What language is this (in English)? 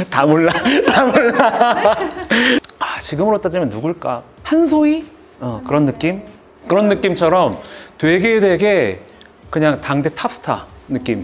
Korean